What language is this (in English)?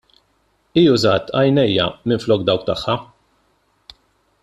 Maltese